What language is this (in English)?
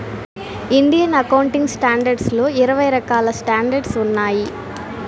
Telugu